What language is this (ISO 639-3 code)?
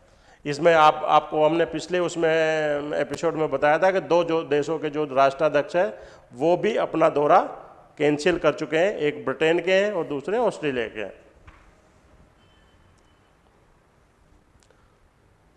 hin